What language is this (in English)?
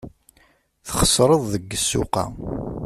Kabyle